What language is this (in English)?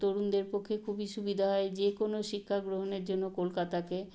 Bangla